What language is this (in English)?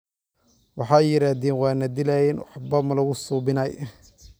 Somali